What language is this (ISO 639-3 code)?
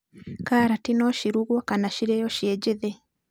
kik